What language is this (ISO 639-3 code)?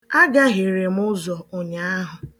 ibo